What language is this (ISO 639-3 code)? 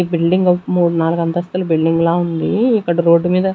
tel